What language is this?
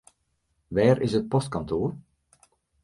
Western Frisian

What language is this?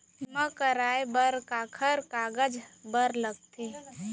Chhattisgarhi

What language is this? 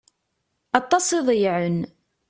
Kabyle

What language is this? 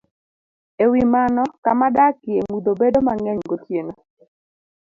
Luo (Kenya and Tanzania)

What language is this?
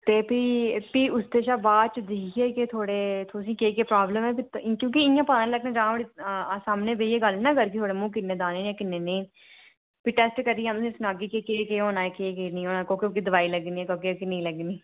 Dogri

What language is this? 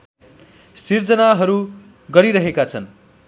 Nepali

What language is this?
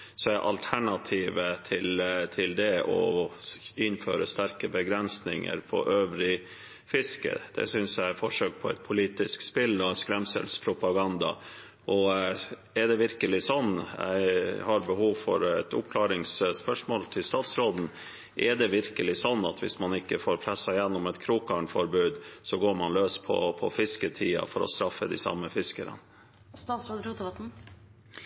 Norwegian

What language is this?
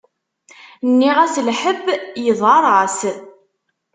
Kabyle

